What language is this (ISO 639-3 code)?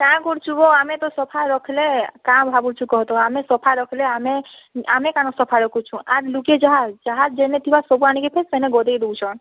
ori